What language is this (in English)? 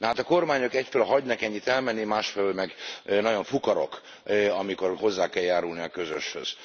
Hungarian